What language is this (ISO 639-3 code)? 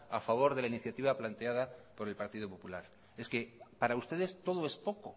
spa